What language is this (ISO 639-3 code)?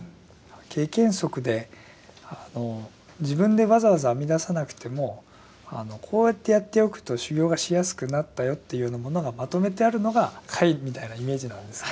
jpn